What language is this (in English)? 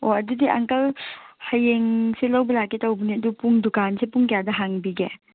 Manipuri